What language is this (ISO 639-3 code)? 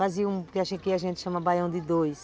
por